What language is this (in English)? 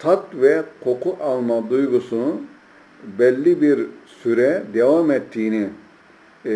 Turkish